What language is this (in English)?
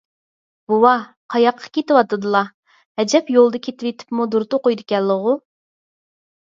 Uyghur